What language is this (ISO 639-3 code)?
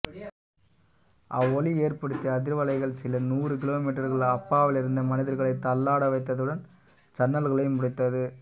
tam